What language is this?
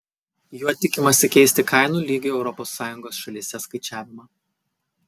Lithuanian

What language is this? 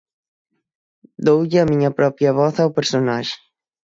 Galician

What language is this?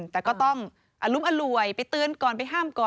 Thai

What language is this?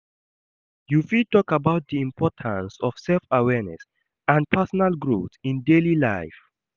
Nigerian Pidgin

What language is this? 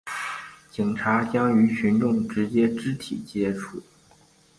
Chinese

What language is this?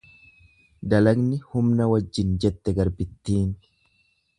Oromo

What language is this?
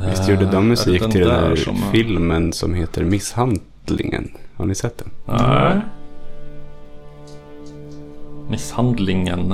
Swedish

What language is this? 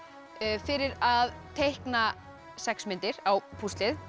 Icelandic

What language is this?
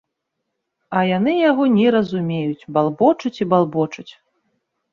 Belarusian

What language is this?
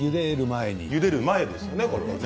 Japanese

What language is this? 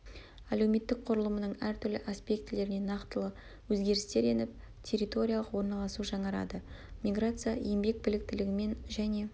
Kazakh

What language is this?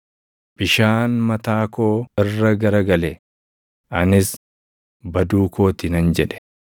Oromo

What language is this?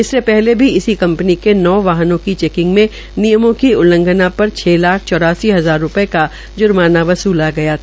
Hindi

